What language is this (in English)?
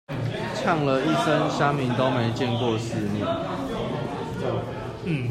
Chinese